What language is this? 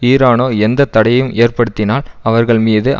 Tamil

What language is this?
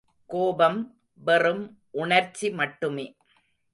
Tamil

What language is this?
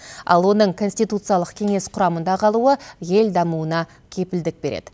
Kazakh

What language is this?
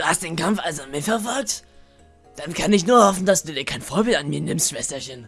German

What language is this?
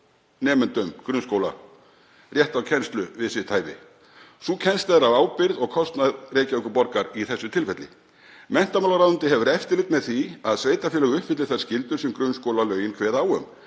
Icelandic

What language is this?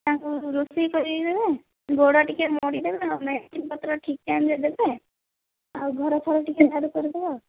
Odia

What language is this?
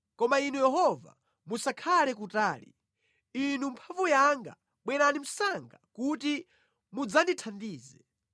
Nyanja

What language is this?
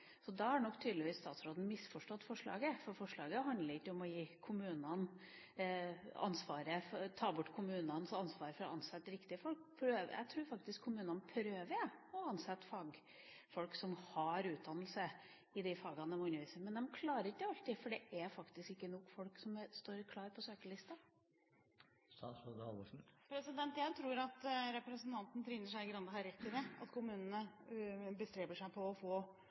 Norwegian Bokmål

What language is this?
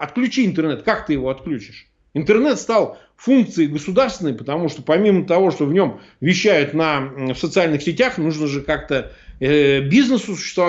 Russian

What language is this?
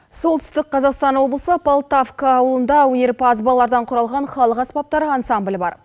Kazakh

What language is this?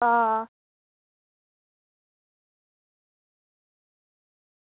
Dogri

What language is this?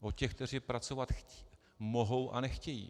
Czech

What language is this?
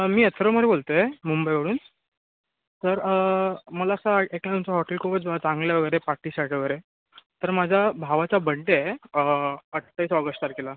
Marathi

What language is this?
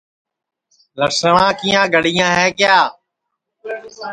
Sansi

